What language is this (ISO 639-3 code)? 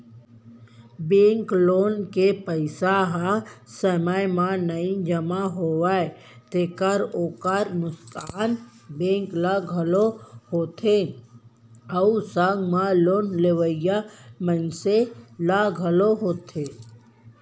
hne